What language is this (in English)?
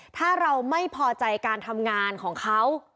Thai